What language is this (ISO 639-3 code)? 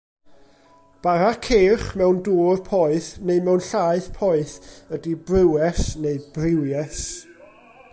cym